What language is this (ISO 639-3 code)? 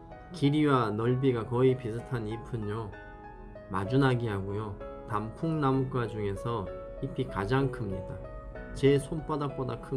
kor